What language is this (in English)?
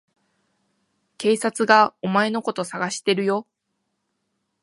Japanese